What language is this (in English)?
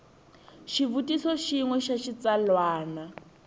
Tsonga